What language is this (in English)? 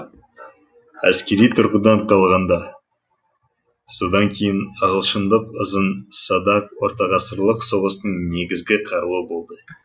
Kazakh